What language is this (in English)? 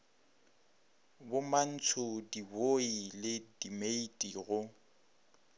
Northern Sotho